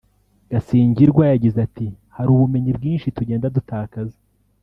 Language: Kinyarwanda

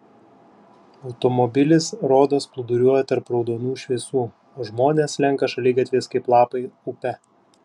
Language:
Lithuanian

